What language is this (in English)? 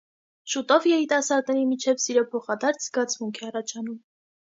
Armenian